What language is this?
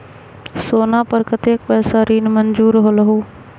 Magahi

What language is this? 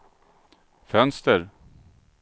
Swedish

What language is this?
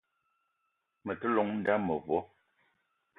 Eton (Cameroon)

